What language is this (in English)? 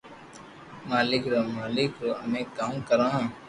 Loarki